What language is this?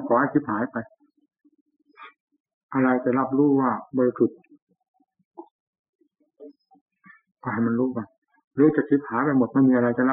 Thai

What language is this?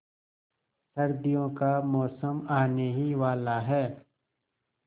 Hindi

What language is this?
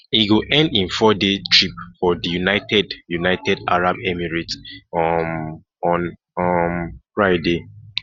Nigerian Pidgin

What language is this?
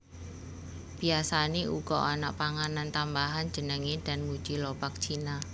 Javanese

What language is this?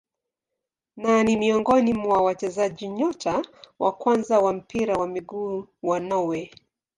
Swahili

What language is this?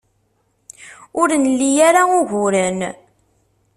Kabyle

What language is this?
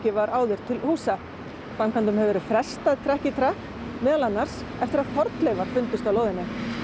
Icelandic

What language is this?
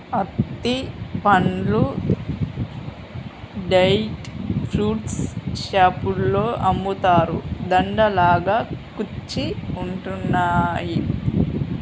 Telugu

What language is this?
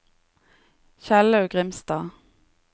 Norwegian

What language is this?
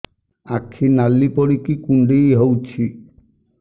Odia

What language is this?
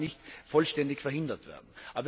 German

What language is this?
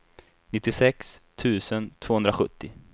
Swedish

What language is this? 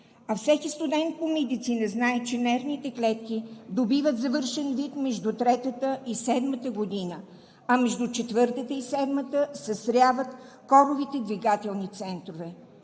Bulgarian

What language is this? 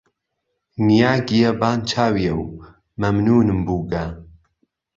Central Kurdish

